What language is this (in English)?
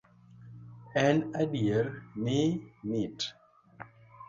Luo (Kenya and Tanzania)